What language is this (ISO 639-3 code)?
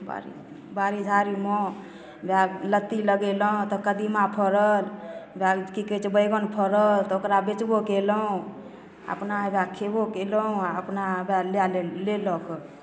mai